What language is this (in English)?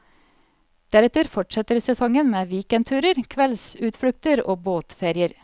Norwegian